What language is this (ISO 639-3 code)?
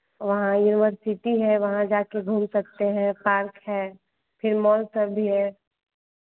hin